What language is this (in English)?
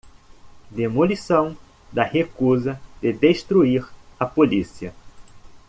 Portuguese